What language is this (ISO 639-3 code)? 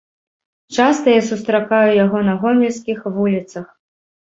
bel